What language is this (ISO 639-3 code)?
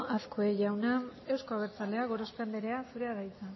eus